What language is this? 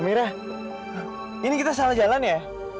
Indonesian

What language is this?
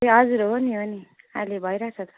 Nepali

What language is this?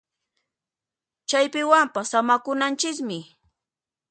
Puno Quechua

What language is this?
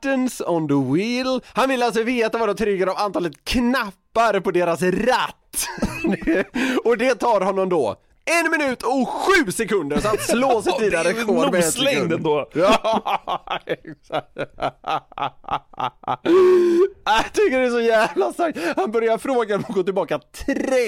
Swedish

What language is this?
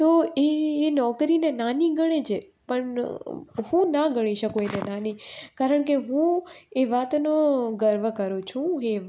Gujarati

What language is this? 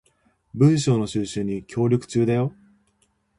Japanese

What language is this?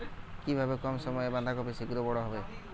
Bangla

